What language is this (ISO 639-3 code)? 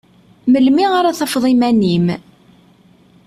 kab